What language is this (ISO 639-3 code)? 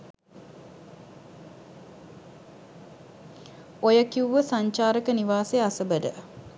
sin